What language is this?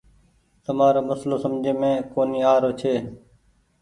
Goaria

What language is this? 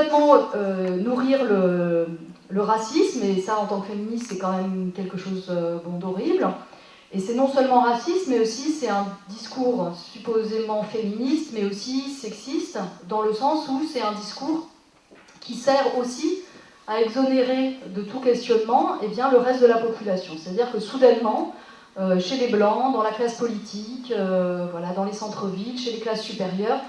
French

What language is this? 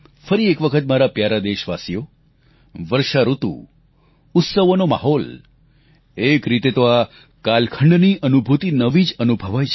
Gujarati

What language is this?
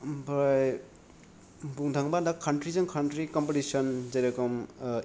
Bodo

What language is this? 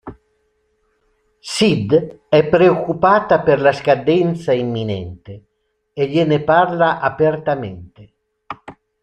Italian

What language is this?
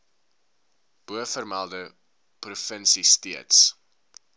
Afrikaans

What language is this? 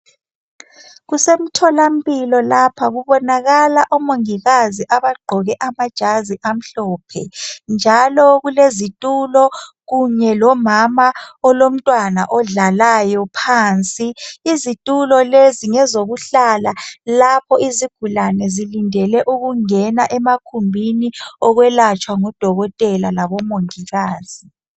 North Ndebele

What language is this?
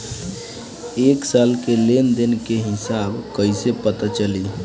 Bhojpuri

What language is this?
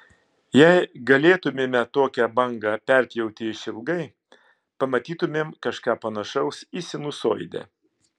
Lithuanian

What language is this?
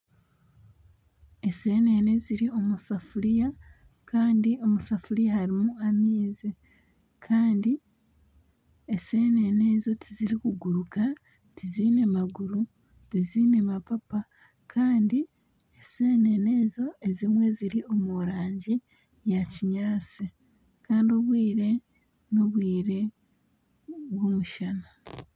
Nyankole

